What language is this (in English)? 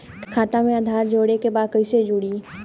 Bhojpuri